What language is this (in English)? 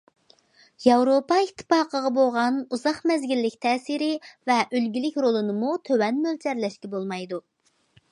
Uyghur